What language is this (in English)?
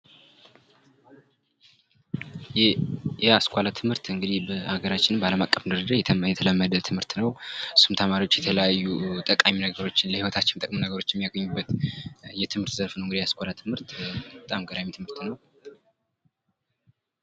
Amharic